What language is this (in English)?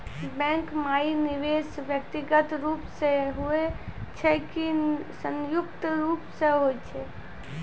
Maithili